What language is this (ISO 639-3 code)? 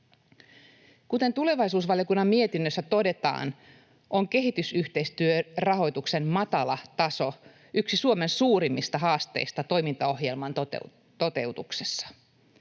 fin